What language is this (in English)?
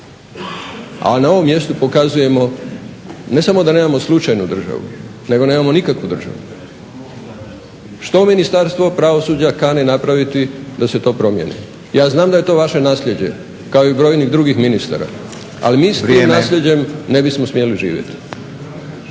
Croatian